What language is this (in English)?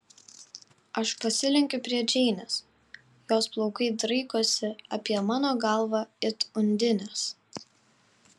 Lithuanian